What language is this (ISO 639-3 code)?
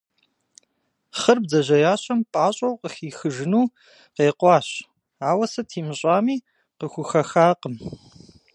kbd